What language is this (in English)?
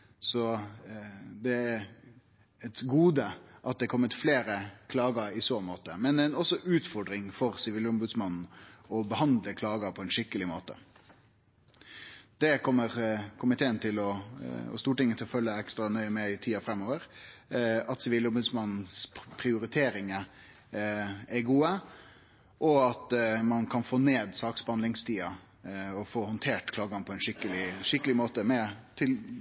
Norwegian Nynorsk